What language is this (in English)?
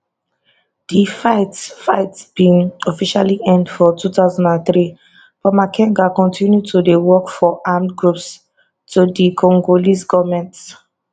Nigerian Pidgin